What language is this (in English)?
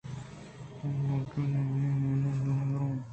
Eastern Balochi